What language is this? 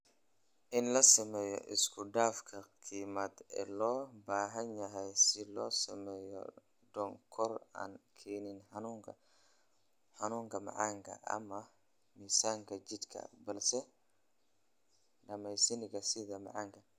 Somali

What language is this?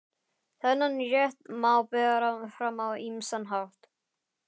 Icelandic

